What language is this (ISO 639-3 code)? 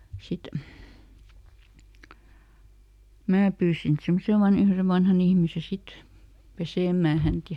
fin